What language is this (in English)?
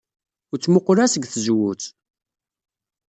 Kabyle